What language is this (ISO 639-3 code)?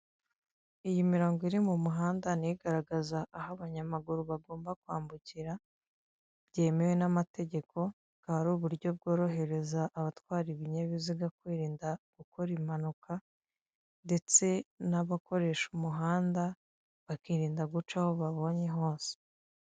kin